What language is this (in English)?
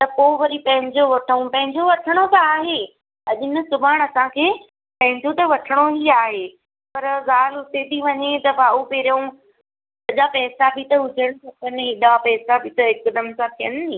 Sindhi